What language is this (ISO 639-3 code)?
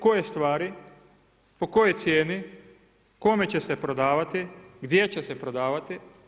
hrv